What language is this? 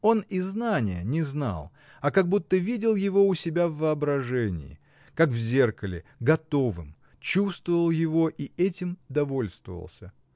Russian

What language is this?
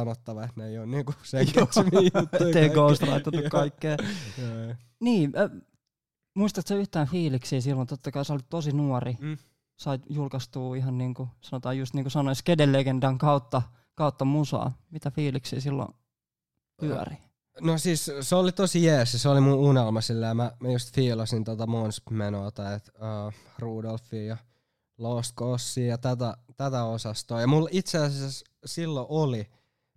Finnish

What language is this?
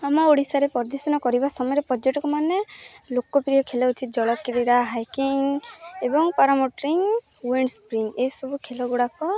Odia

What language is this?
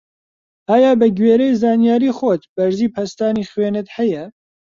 Central Kurdish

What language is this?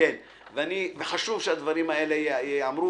Hebrew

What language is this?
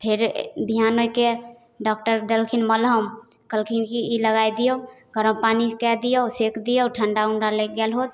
Maithili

